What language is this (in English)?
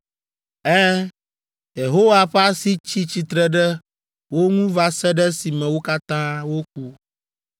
Ewe